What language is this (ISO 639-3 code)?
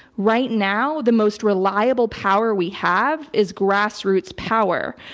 eng